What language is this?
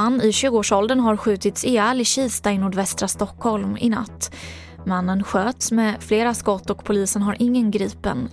Swedish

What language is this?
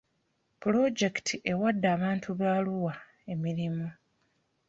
Ganda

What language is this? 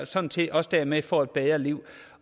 Danish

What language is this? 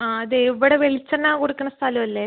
Malayalam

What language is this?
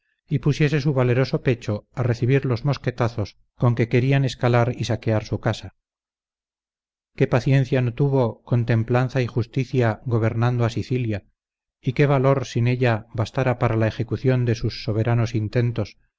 Spanish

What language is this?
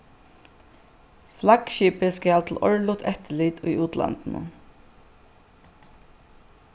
Faroese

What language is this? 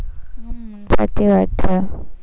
Gujarati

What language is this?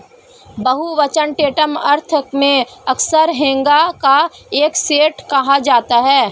Hindi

